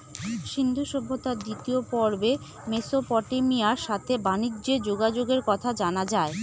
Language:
Bangla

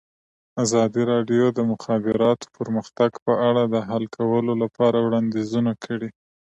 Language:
Pashto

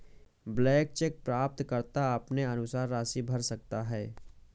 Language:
Hindi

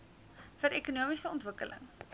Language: Afrikaans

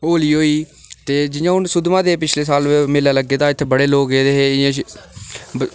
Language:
Dogri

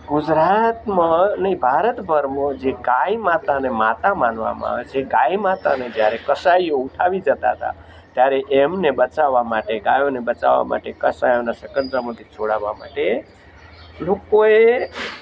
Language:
Gujarati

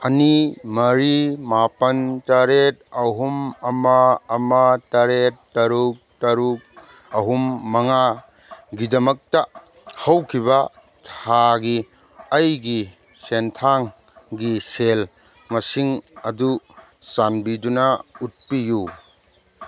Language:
Manipuri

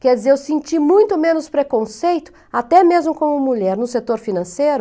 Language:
Portuguese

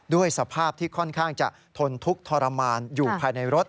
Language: Thai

